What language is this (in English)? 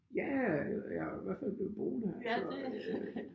Danish